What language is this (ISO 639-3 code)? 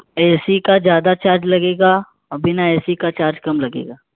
urd